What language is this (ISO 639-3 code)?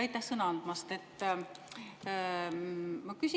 est